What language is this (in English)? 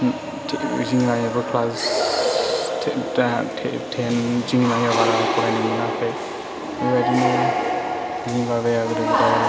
Bodo